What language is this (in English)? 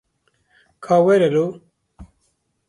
Kurdish